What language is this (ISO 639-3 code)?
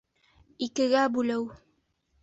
bak